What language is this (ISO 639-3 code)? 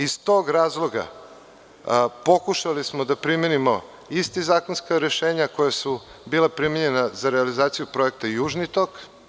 srp